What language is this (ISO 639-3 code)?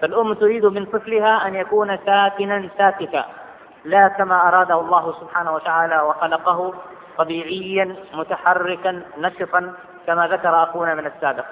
ara